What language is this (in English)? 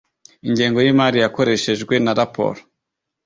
Kinyarwanda